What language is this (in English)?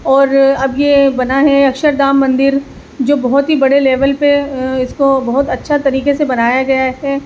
Urdu